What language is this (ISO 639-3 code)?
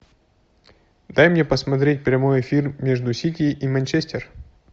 rus